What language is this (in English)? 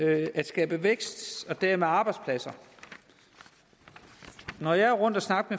Danish